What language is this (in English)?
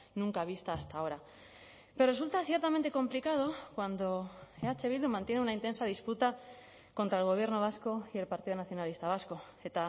Spanish